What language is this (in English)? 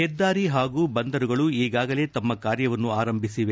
Kannada